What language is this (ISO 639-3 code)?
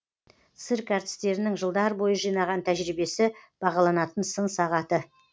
kaz